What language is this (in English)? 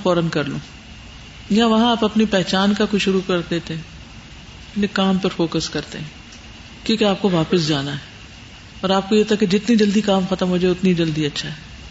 Urdu